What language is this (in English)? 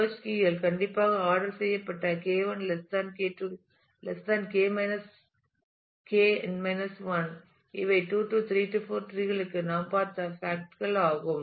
Tamil